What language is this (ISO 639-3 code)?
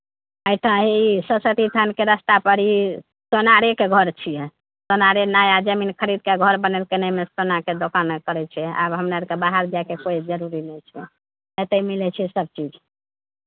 mai